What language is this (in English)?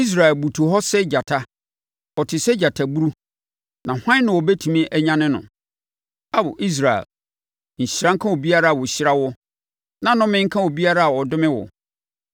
Akan